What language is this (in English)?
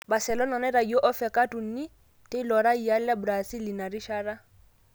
Masai